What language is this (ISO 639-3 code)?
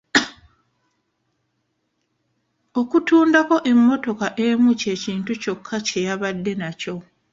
lug